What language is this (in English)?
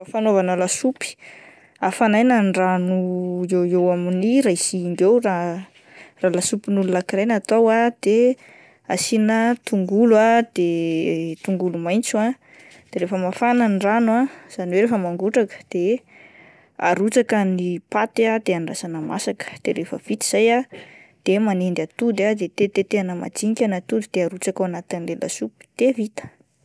Malagasy